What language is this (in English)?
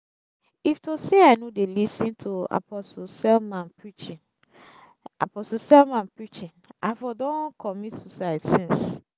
Nigerian Pidgin